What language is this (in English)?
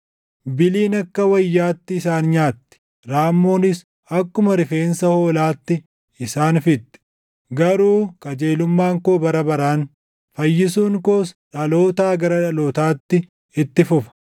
Oromo